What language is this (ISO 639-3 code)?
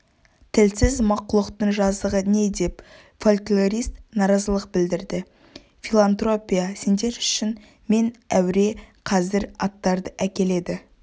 kaz